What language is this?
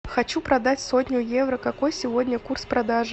Russian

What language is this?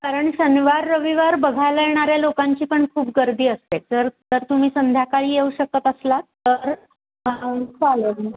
Marathi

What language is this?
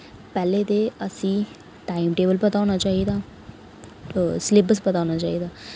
Dogri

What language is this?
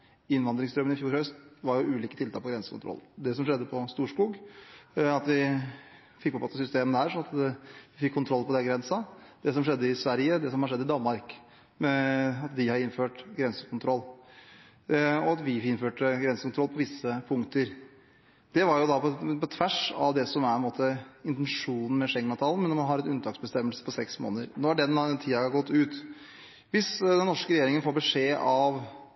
Norwegian Bokmål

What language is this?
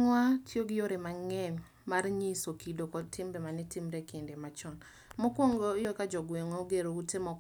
Luo (Kenya and Tanzania)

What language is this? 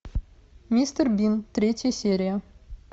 Russian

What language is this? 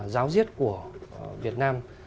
Vietnamese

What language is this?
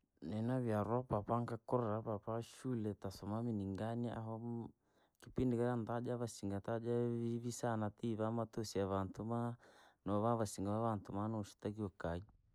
Langi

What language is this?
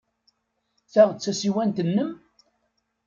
Kabyle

